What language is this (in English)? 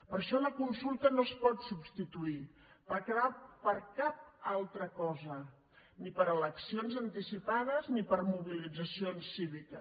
Catalan